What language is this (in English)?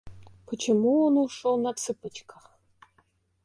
Russian